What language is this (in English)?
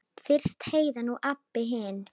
Icelandic